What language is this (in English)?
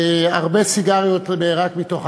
Hebrew